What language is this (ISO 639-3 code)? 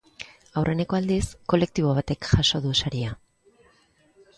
eus